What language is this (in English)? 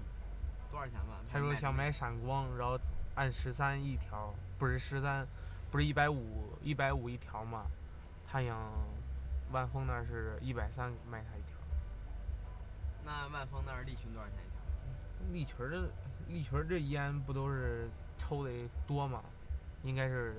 Chinese